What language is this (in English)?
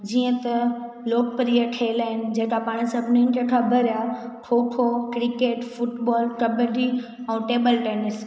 Sindhi